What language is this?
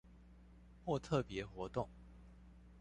Chinese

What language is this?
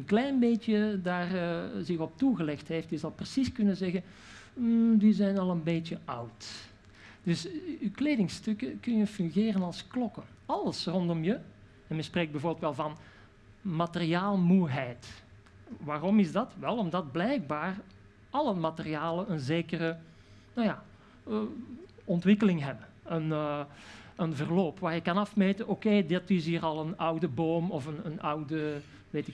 Dutch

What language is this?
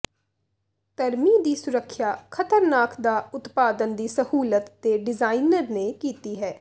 Punjabi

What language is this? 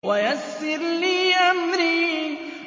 Arabic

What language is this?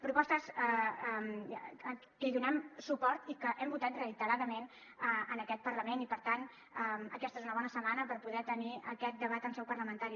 Catalan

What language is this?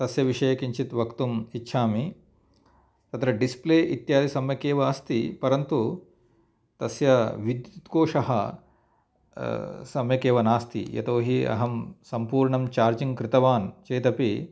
Sanskrit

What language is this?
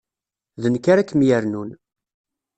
Kabyle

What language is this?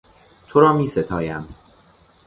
Persian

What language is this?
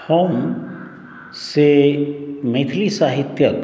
Maithili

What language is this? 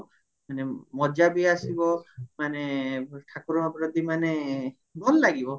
Odia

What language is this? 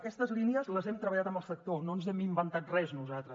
Catalan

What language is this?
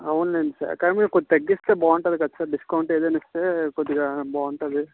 Telugu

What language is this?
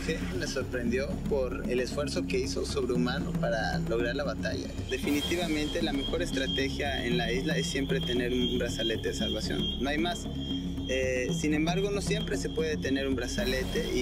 Spanish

